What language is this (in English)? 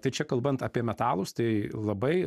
Lithuanian